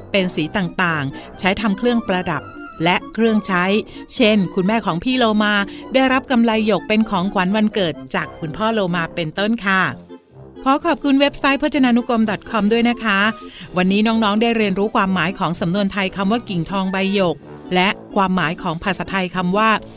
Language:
Thai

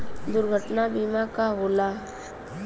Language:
Bhojpuri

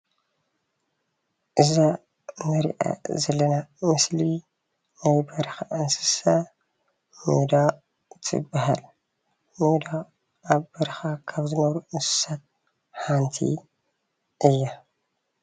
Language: Tigrinya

